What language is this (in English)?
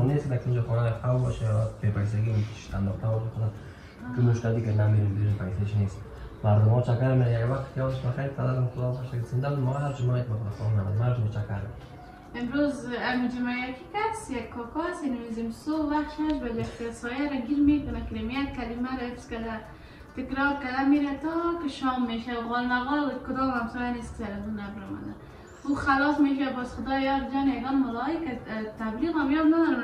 Persian